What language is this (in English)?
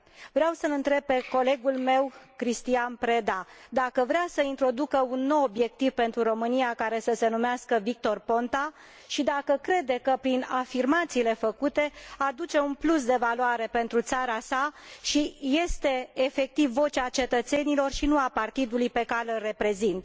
Romanian